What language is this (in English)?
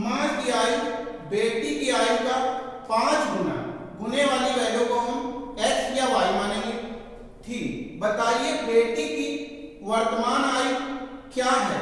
Hindi